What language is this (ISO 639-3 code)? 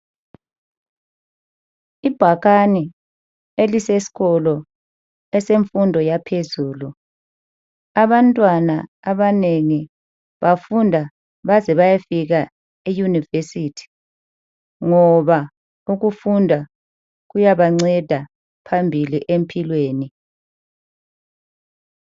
nde